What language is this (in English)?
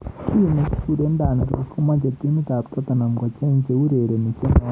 Kalenjin